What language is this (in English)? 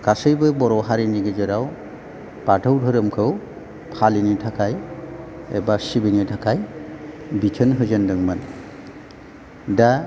Bodo